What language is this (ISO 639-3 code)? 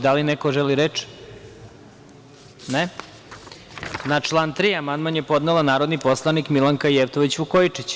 srp